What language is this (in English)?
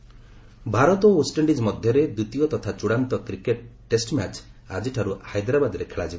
Odia